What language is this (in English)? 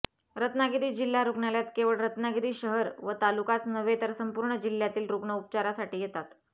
Marathi